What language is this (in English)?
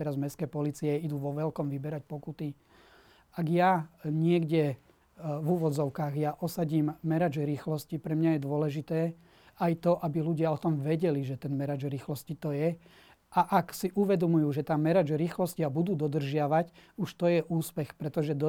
Slovak